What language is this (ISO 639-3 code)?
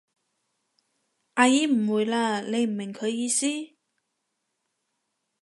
yue